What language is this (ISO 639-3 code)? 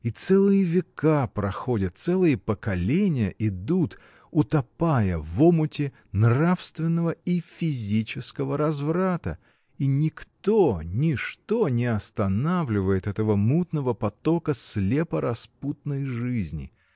rus